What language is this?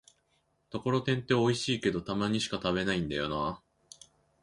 Japanese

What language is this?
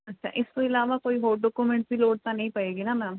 Punjabi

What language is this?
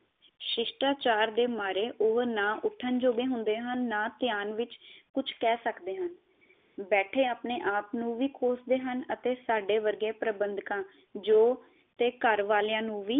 Punjabi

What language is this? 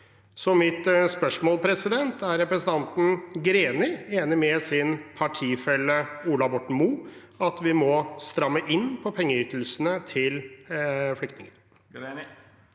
Norwegian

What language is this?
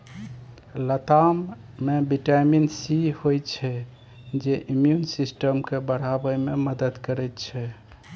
Maithili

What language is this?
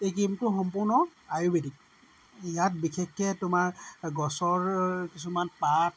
Assamese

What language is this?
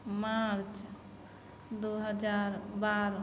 Maithili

